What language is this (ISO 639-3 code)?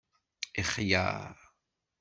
kab